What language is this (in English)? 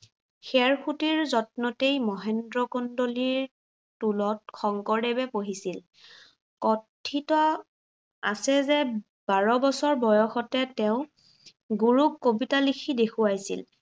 Assamese